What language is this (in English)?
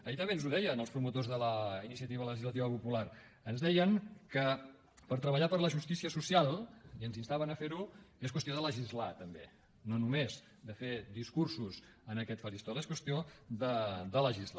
Catalan